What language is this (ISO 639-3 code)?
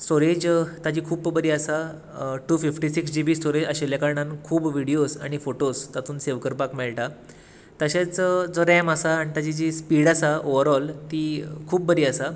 kok